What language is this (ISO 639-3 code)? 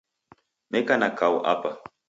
dav